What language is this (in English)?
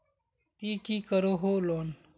Magahi